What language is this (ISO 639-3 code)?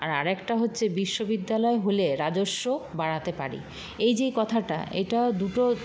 ben